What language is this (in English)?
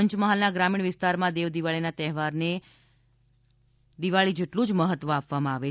Gujarati